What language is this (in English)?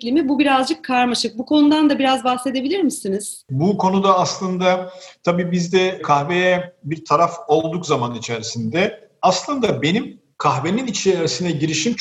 Turkish